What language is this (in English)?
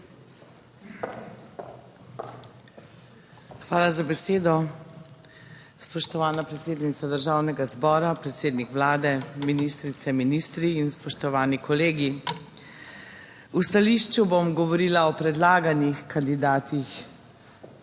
Slovenian